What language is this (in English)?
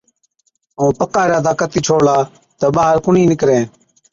Od